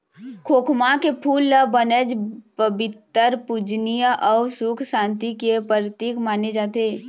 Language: Chhattisgarhi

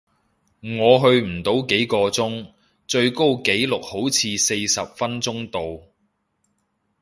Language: Cantonese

